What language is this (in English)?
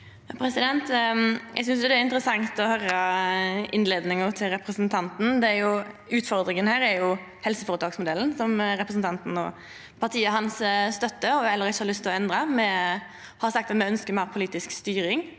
Norwegian